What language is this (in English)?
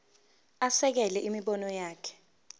Zulu